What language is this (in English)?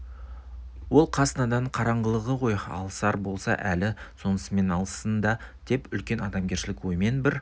Kazakh